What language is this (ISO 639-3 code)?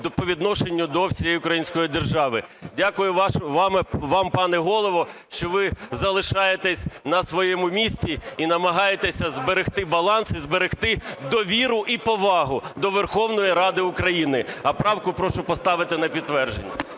ukr